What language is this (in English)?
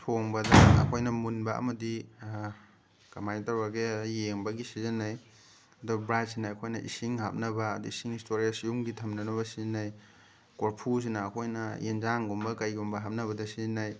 Manipuri